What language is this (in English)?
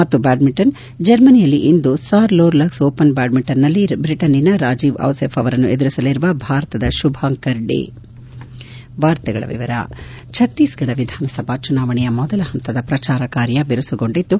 Kannada